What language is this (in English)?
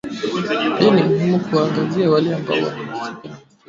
Swahili